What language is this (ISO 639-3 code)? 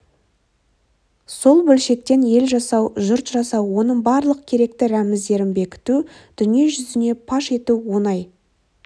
kaz